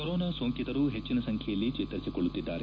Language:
Kannada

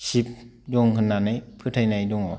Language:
Bodo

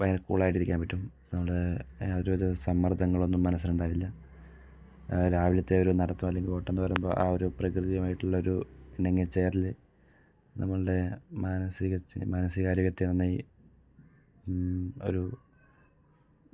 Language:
Malayalam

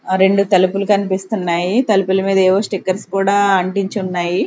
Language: Telugu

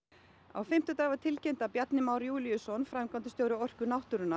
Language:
Icelandic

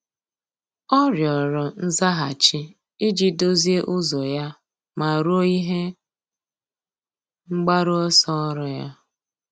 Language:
Igbo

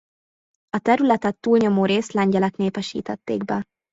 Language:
Hungarian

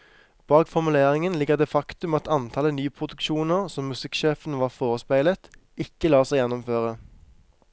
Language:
Norwegian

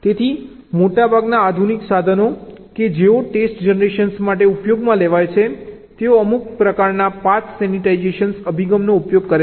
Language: Gujarati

